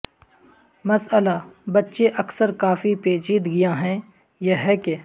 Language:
Urdu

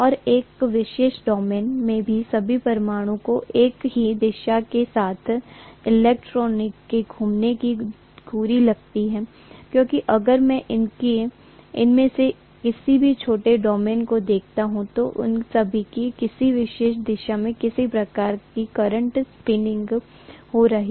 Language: Hindi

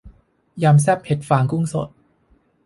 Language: Thai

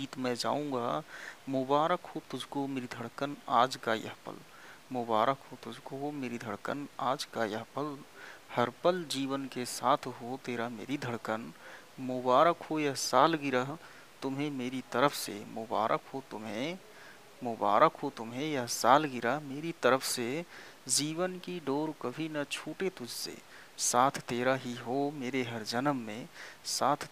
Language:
Hindi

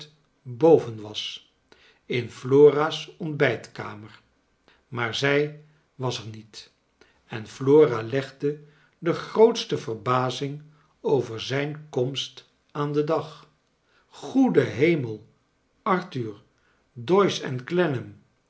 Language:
Dutch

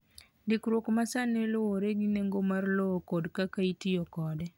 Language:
Luo (Kenya and Tanzania)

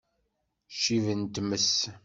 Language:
Kabyle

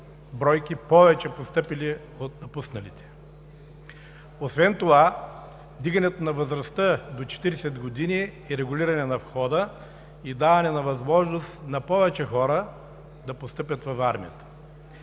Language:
Bulgarian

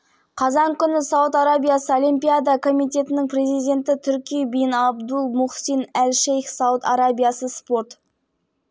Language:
Kazakh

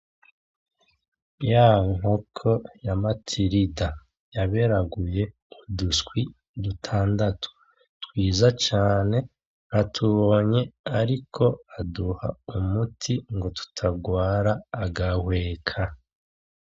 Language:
Rundi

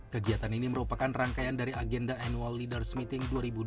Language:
Indonesian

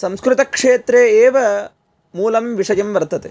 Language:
Sanskrit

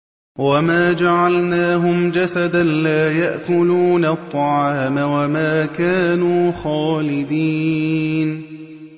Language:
Arabic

